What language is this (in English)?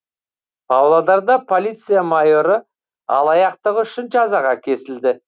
Kazakh